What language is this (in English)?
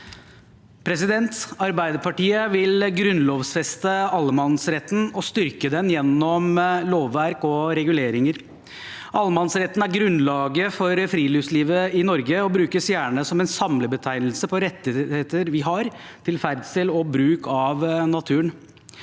Norwegian